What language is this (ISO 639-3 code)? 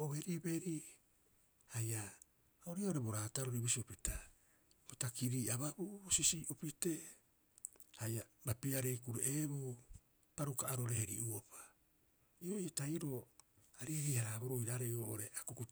kyx